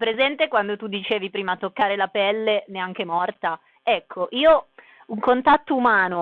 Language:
Italian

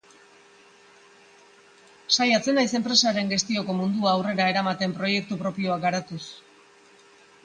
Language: Basque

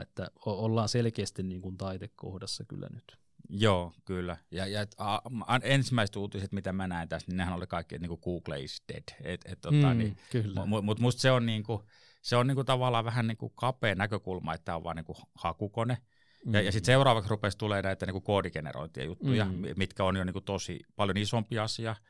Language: Finnish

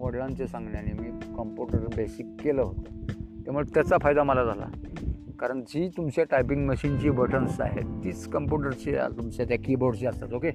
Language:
Hindi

